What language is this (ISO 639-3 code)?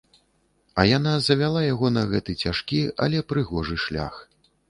bel